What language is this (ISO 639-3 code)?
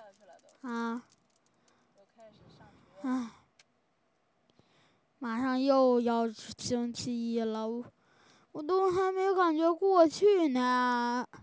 zho